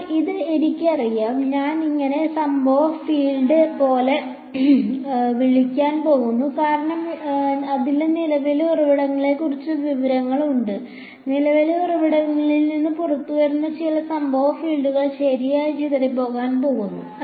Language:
Malayalam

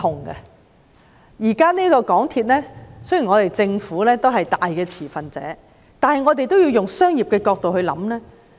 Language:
Cantonese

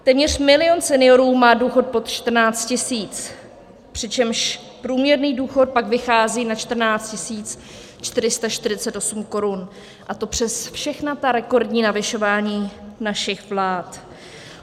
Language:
Czech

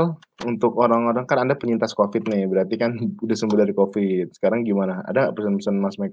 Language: Indonesian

